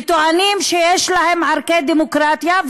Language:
Hebrew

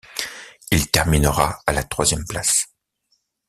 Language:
French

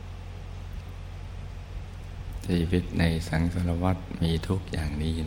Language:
Thai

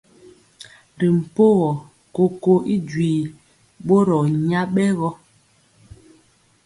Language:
Mpiemo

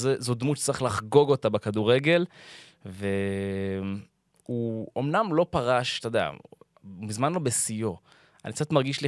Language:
Hebrew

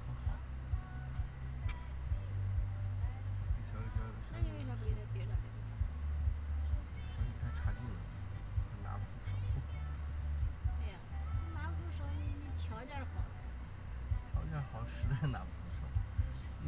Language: Chinese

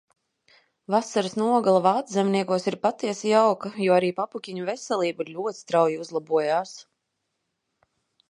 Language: Latvian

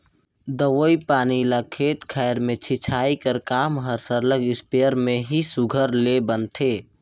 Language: Chhattisgarhi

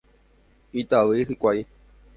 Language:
Guarani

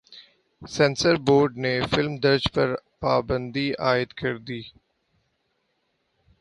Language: Urdu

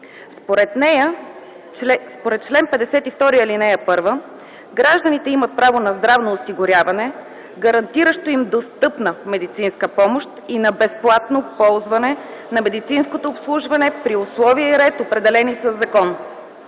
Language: Bulgarian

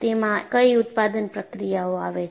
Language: Gujarati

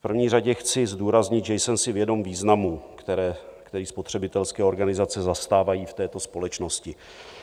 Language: Czech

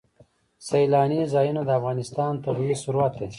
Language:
Pashto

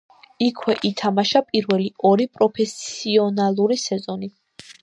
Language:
Georgian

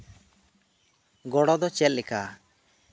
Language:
Santali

